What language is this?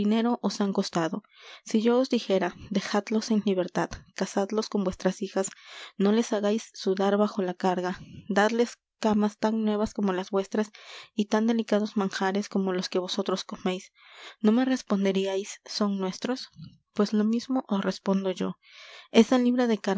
Spanish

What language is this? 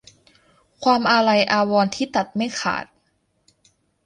Thai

